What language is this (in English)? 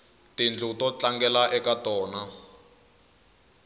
Tsonga